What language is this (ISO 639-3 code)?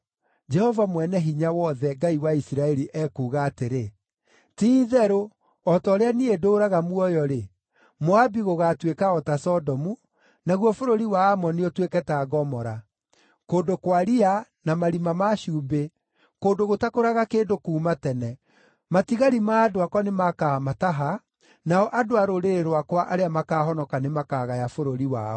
kik